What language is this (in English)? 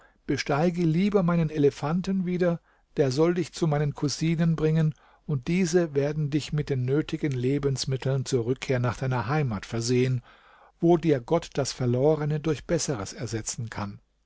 German